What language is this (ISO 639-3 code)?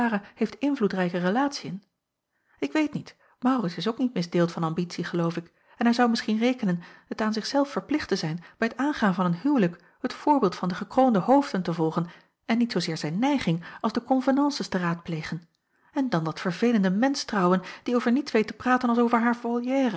nld